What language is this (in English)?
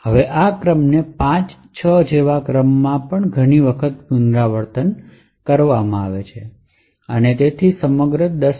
Gujarati